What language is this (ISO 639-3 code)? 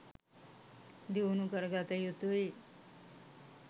sin